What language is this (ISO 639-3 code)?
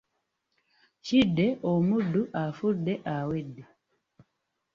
lug